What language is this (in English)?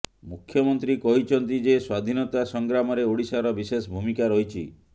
Odia